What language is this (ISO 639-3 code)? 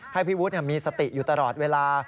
tha